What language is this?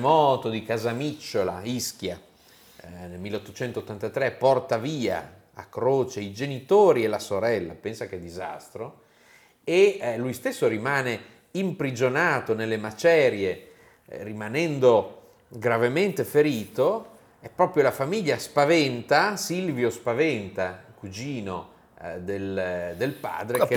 Italian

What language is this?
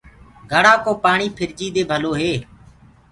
Gurgula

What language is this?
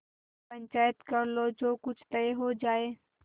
Hindi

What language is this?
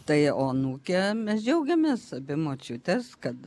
Lithuanian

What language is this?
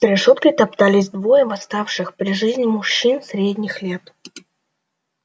Russian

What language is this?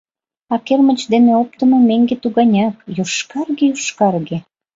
Mari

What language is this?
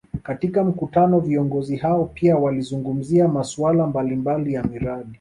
Swahili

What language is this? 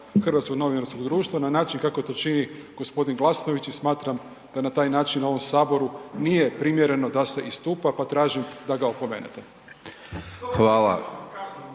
Croatian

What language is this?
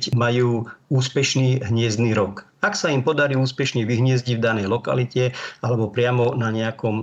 Slovak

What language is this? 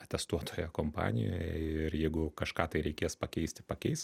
Lithuanian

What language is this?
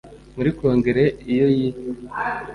Kinyarwanda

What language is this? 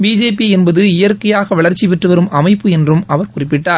Tamil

